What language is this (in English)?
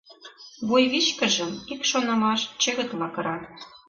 Mari